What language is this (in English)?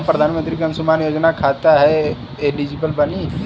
Bhojpuri